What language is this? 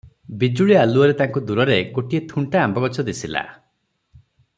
Odia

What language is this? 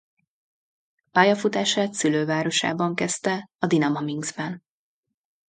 Hungarian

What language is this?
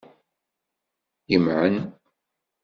Kabyle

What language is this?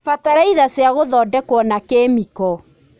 Kikuyu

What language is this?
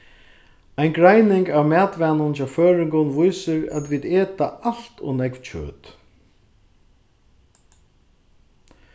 Faroese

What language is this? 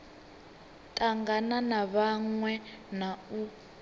Venda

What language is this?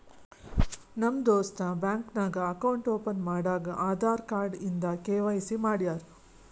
Kannada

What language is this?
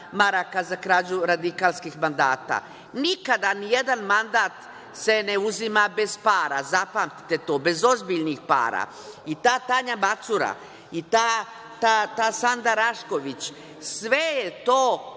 Serbian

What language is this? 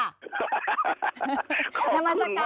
Thai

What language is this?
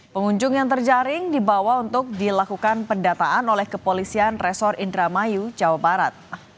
Indonesian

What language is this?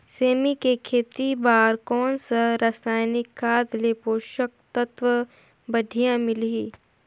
Chhattisgarhi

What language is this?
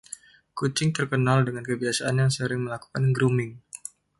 Indonesian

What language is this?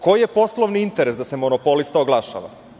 Serbian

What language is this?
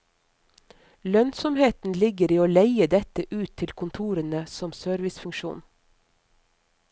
Norwegian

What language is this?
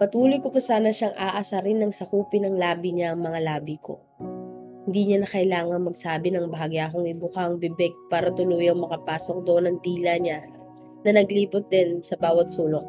Filipino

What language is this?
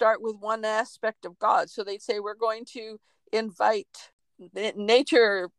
English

